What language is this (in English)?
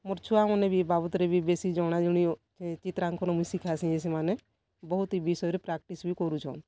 Odia